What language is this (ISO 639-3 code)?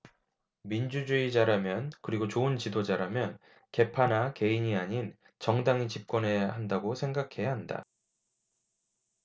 kor